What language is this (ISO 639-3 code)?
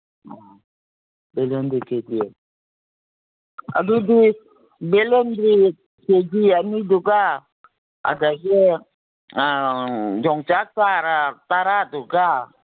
mni